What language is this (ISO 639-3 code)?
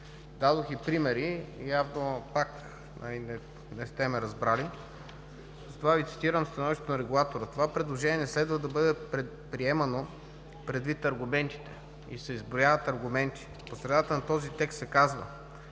bul